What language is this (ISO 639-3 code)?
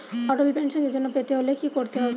ben